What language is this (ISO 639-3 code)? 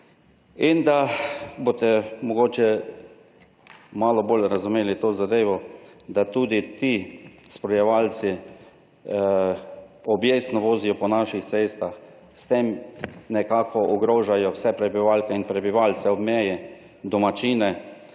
slv